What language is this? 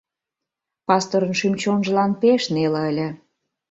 Mari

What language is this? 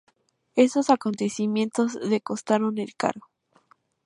Spanish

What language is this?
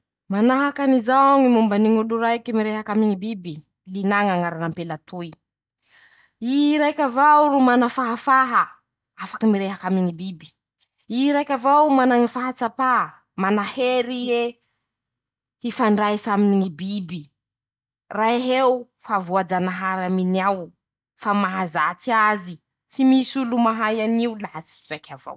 Masikoro Malagasy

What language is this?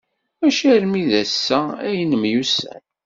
Kabyle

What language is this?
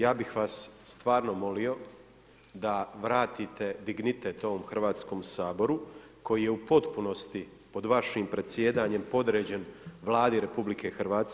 Croatian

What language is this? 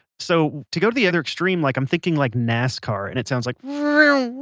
English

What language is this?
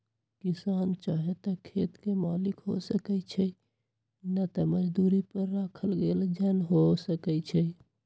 Magahi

